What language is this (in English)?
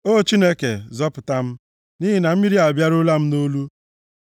Igbo